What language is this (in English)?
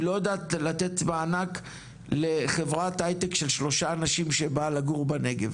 Hebrew